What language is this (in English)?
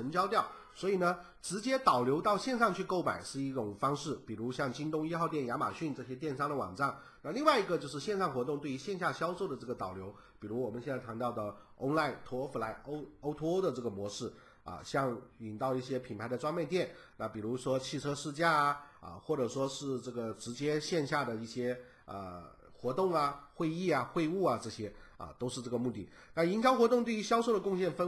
Chinese